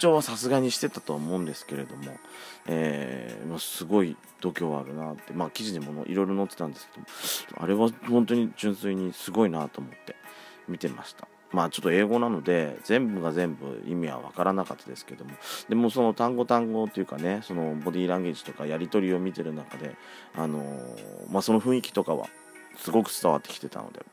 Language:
Japanese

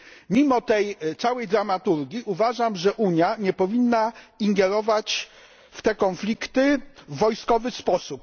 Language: Polish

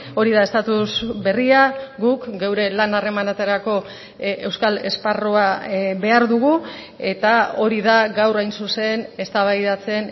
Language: Basque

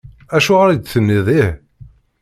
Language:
Kabyle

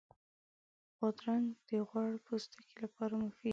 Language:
Pashto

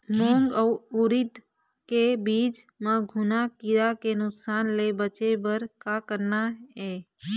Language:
Chhattisgarhi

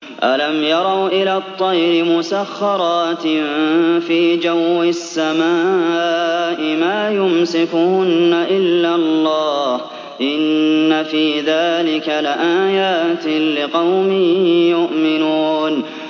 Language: Arabic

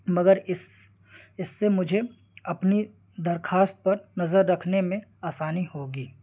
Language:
Urdu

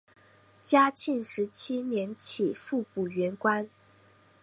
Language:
Chinese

